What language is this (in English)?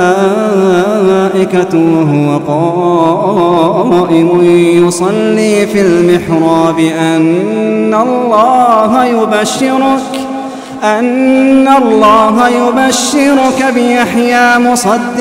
Arabic